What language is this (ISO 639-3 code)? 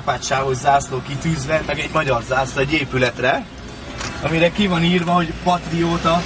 hun